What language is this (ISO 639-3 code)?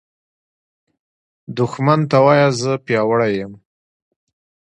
pus